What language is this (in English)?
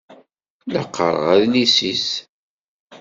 Kabyle